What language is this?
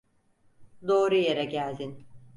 Turkish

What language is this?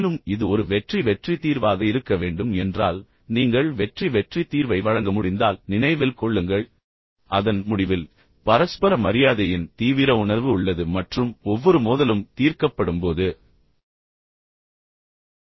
Tamil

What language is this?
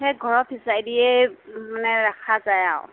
Assamese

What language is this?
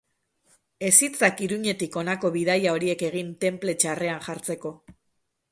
Basque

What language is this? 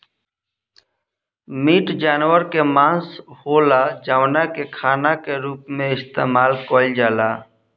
Bhojpuri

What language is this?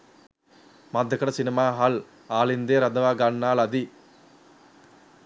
Sinhala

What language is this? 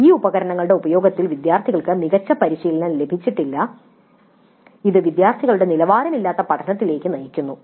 Malayalam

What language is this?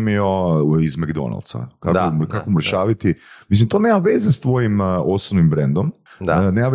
Croatian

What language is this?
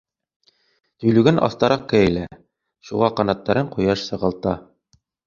Bashkir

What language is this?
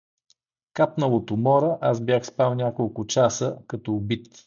Bulgarian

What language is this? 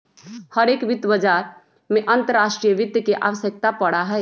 Magahi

